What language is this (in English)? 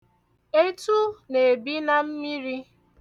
Igbo